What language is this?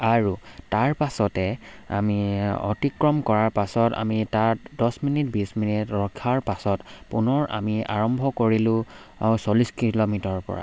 Assamese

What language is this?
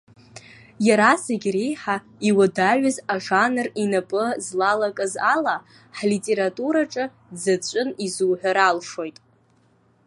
Abkhazian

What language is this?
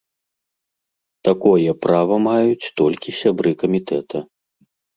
Belarusian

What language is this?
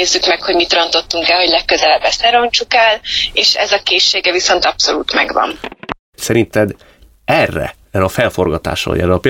Hungarian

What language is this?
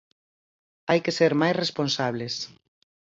Galician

